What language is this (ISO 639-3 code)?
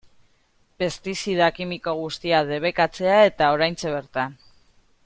eus